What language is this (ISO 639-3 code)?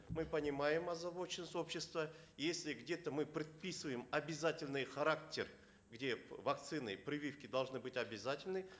kaz